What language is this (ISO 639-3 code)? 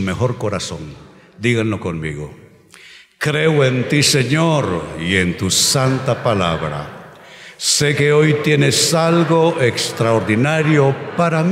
spa